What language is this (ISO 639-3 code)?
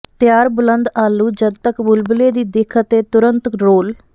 pan